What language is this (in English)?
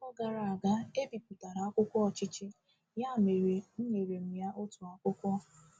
Igbo